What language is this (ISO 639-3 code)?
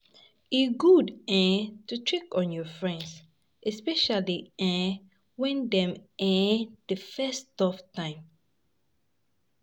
pcm